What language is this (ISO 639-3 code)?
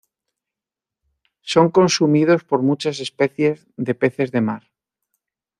spa